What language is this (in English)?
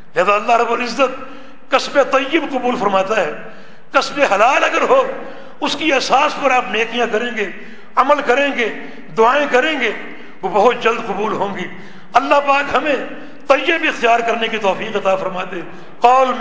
Urdu